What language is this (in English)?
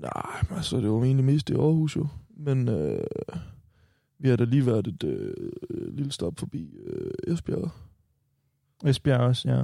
Danish